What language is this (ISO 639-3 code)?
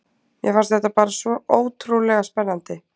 isl